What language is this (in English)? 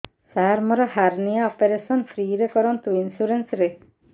Odia